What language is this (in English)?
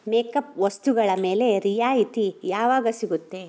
Kannada